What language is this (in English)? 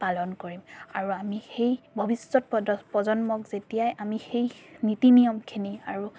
Assamese